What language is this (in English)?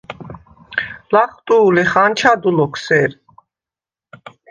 Svan